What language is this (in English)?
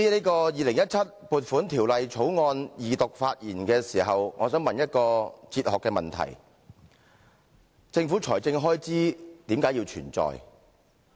Cantonese